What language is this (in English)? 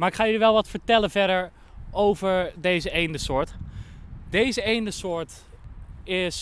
Dutch